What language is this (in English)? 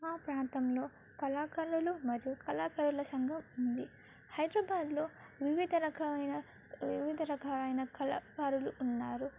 Telugu